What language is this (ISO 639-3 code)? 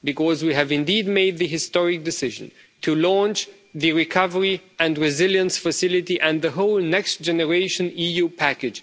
eng